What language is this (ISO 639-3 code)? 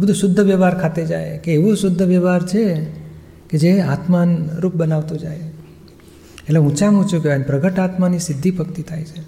guj